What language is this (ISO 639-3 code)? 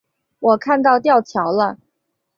zho